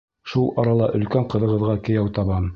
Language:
Bashkir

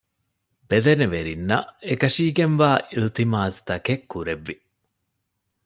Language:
Divehi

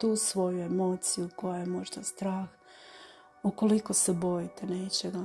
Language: Croatian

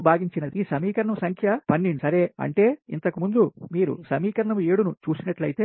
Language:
Telugu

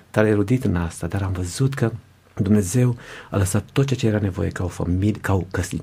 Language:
Romanian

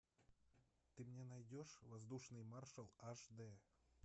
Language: Russian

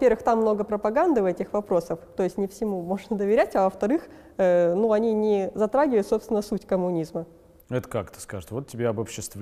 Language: Russian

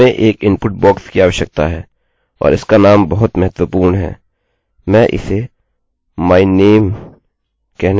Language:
Hindi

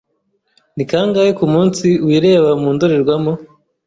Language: Kinyarwanda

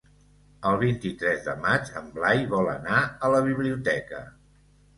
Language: Catalan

